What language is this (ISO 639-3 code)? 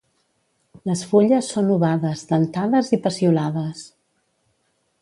cat